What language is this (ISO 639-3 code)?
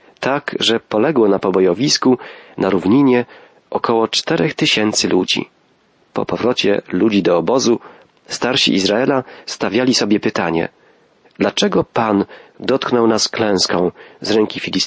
pol